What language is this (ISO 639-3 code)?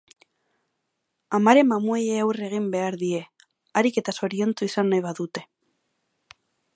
eus